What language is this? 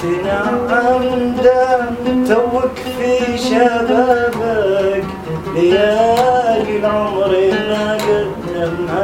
Arabic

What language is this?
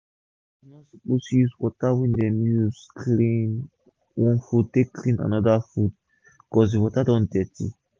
Nigerian Pidgin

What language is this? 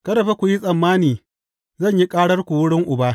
Hausa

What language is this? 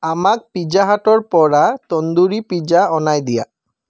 Assamese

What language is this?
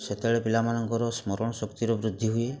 Odia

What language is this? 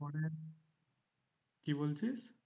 Bangla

